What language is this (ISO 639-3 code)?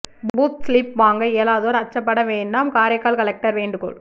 tam